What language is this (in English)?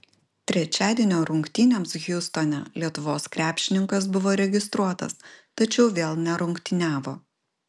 Lithuanian